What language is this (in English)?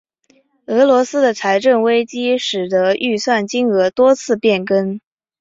Chinese